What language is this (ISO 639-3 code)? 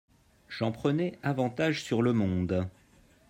fra